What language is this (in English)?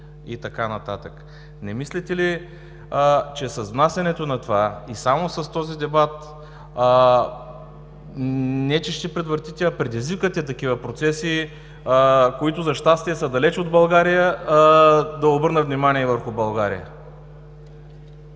Bulgarian